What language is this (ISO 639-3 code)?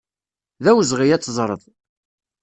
kab